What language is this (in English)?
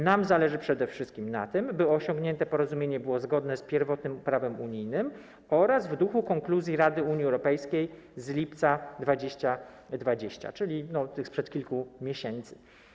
Polish